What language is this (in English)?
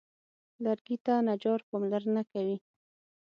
Pashto